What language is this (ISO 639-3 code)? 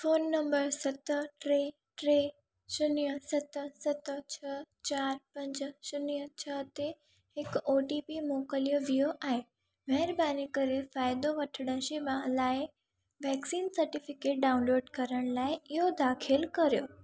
snd